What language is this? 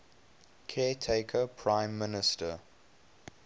English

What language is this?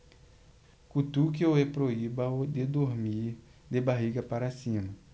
Portuguese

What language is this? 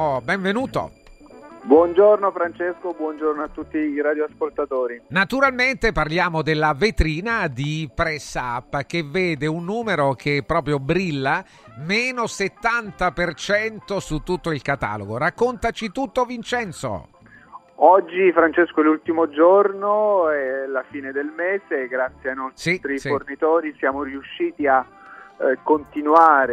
Italian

